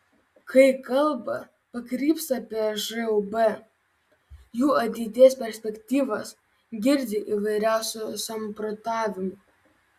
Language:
Lithuanian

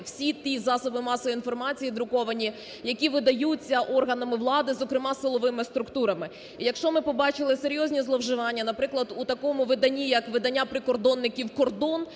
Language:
Ukrainian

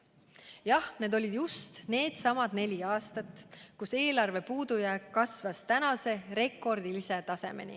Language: Estonian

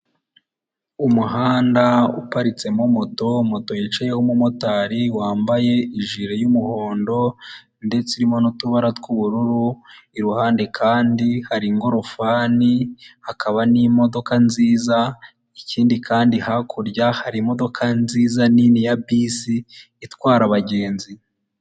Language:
Kinyarwanda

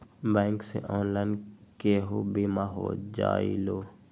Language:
Magahi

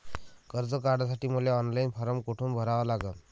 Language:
Marathi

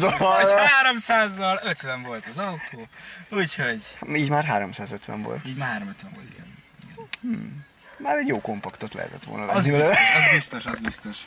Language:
Hungarian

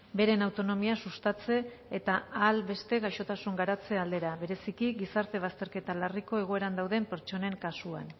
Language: Basque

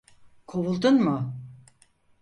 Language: Turkish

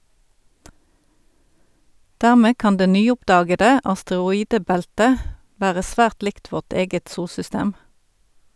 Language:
Norwegian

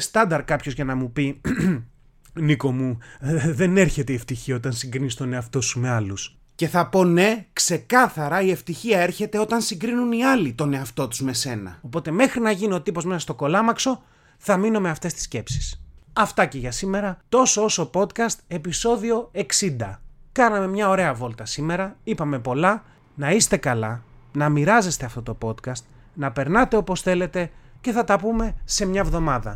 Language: Greek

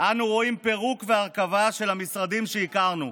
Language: Hebrew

